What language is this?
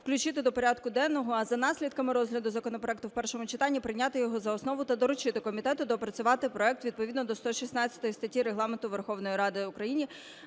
Ukrainian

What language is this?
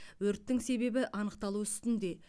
Kazakh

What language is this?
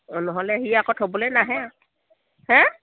Assamese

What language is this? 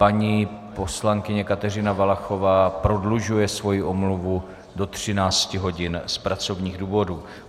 Czech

